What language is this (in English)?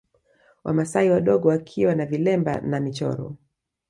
Swahili